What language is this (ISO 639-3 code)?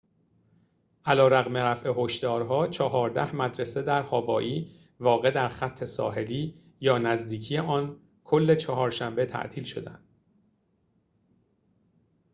fas